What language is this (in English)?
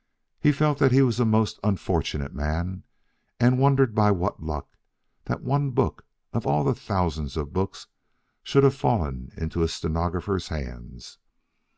English